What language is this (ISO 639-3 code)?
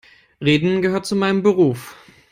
eng